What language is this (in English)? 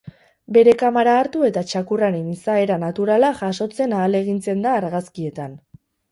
Basque